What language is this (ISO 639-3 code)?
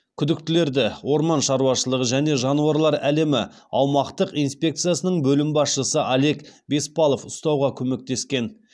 kaz